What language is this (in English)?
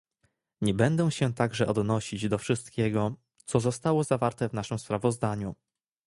Polish